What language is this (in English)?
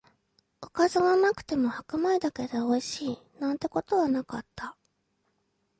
Japanese